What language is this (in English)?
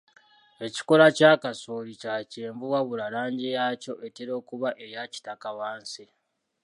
Ganda